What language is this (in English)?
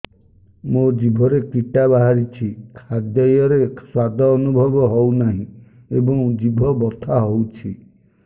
Odia